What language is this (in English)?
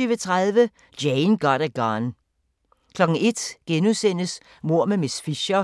Danish